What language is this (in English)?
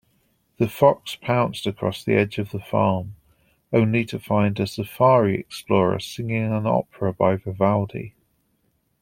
English